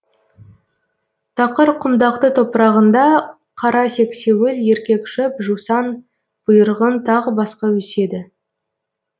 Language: Kazakh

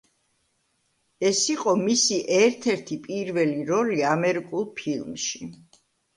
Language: Georgian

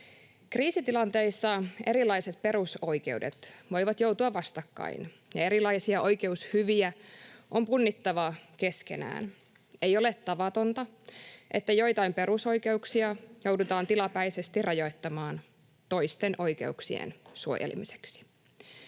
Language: Finnish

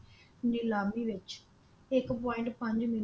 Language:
Punjabi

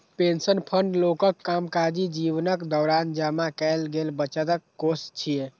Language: Maithili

